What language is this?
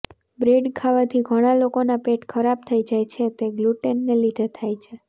Gujarati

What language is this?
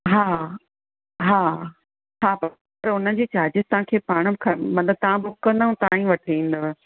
Sindhi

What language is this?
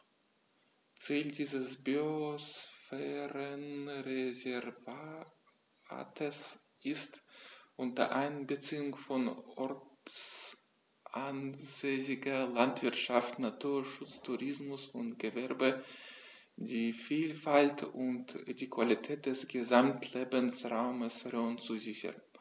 German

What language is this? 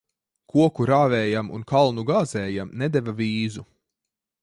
Latvian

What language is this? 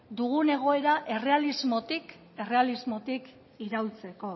Basque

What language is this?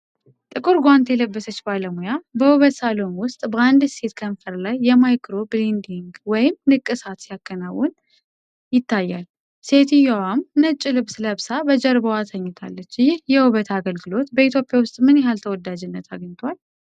Amharic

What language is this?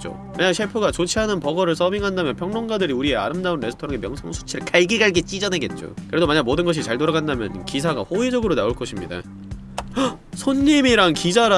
Korean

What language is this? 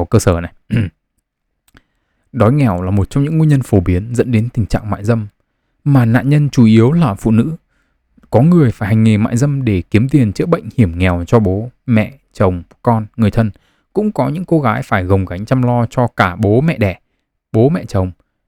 Vietnamese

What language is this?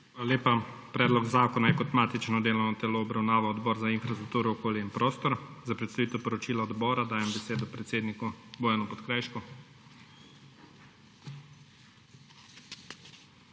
Slovenian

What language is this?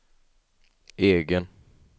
Swedish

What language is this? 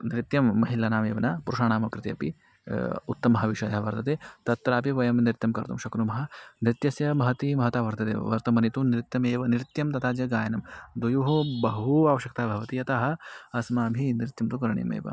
Sanskrit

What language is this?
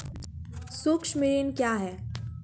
Maithili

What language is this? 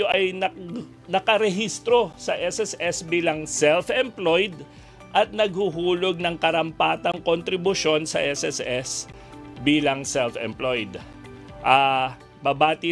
Filipino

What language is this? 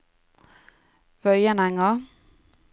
Norwegian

